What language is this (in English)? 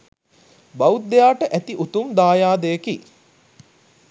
Sinhala